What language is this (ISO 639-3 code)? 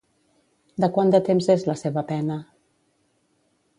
cat